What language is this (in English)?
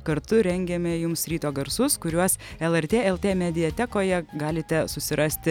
Lithuanian